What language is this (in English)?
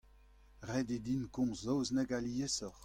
Breton